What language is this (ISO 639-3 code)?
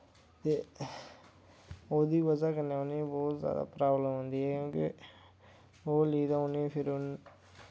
doi